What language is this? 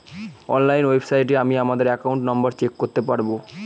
Bangla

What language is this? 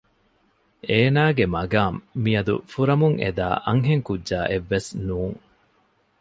Divehi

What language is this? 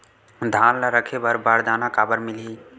Chhattisgarhi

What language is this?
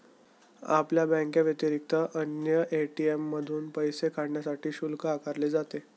Marathi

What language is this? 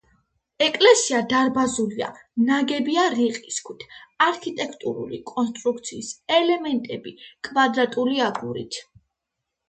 Georgian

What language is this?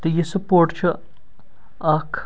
Kashmiri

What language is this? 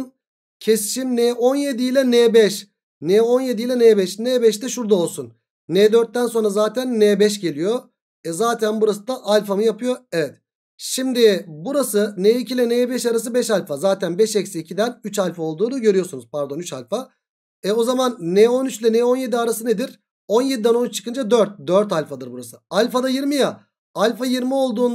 Turkish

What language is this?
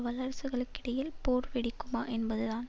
Tamil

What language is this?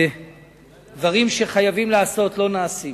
Hebrew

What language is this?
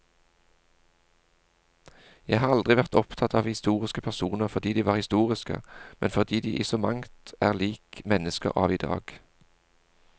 Norwegian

